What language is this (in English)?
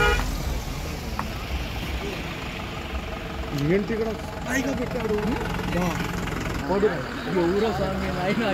Telugu